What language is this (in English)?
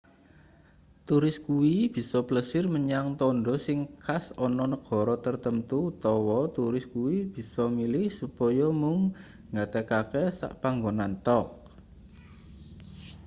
Javanese